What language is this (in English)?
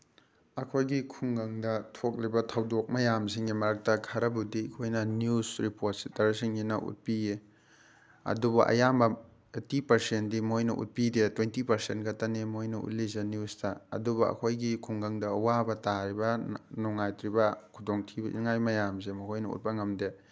Manipuri